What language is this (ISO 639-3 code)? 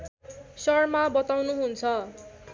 nep